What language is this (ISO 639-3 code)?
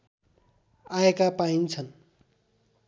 nep